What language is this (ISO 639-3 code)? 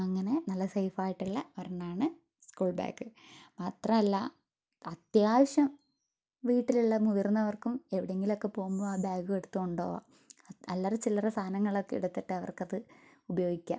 mal